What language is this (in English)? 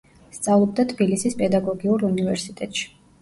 Georgian